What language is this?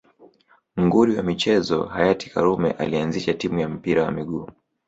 Swahili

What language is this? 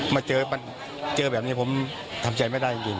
Thai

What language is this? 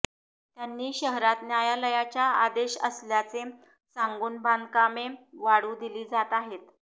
Marathi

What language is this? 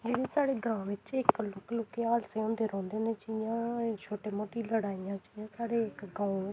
Dogri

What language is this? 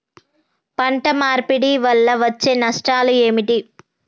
Telugu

